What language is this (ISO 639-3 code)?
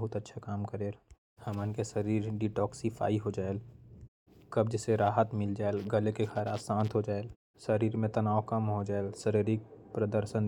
kfp